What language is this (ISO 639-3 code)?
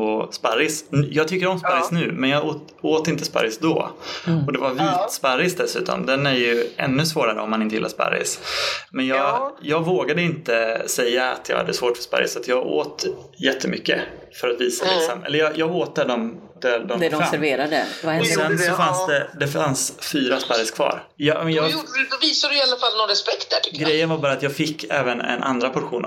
swe